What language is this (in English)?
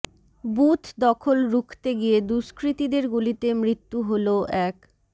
Bangla